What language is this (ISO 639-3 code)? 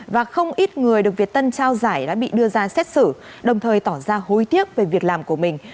vie